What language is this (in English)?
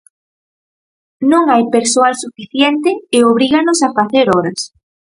Galician